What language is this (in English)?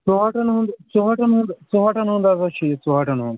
Kashmiri